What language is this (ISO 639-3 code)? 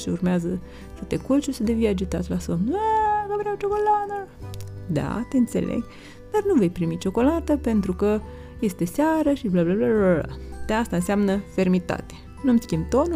ron